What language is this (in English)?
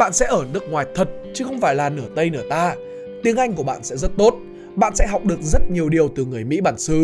Vietnamese